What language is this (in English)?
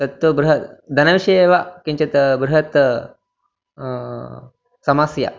Sanskrit